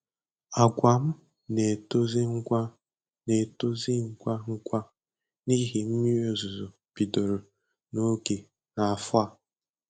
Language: Igbo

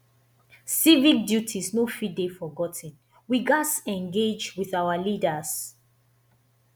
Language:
Nigerian Pidgin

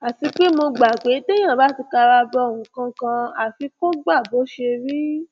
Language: Yoruba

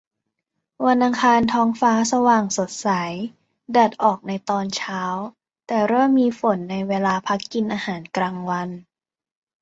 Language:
Thai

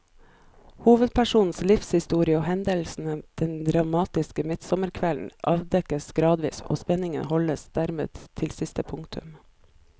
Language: Norwegian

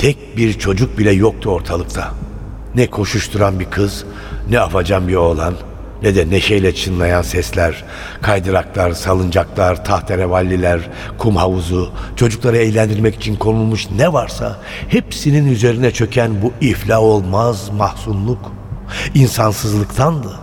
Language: Turkish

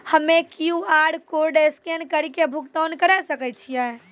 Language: Maithili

